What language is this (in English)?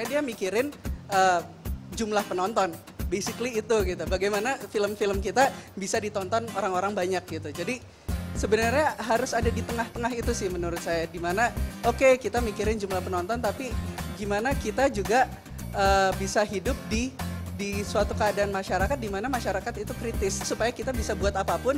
Indonesian